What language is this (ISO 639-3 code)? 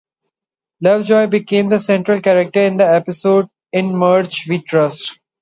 eng